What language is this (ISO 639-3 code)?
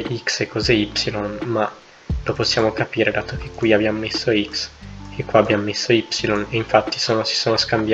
ita